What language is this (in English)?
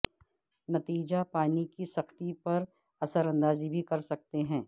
Urdu